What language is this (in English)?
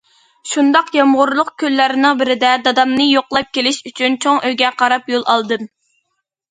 Uyghur